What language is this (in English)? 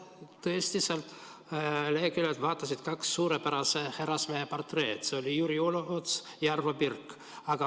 Estonian